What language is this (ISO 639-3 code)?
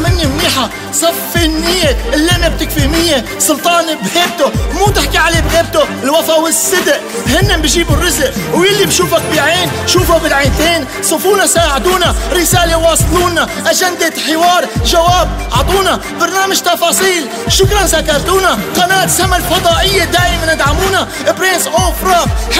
ara